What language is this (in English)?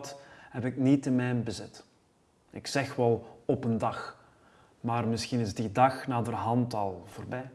Dutch